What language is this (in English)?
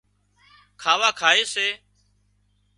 Wadiyara Koli